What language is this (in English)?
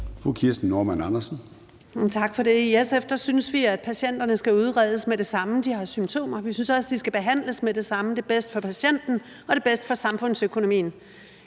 Danish